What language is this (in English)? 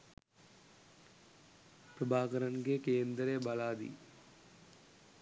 Sinhala